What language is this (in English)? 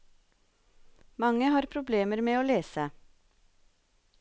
Norwegian